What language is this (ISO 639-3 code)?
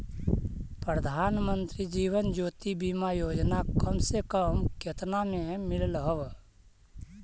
mag